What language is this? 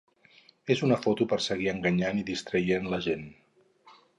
Catalan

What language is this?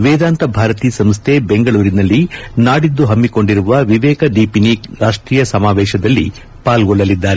Kannada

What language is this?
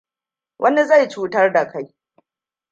Hausa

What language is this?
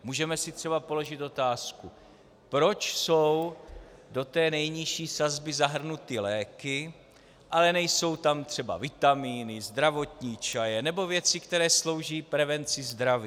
Czech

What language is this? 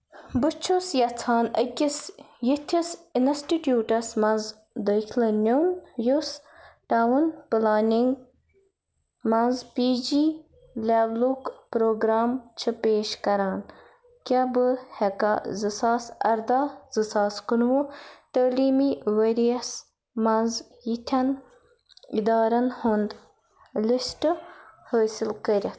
Kashmiri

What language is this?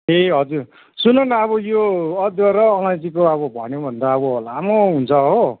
Nepali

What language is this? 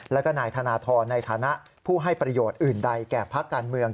Thai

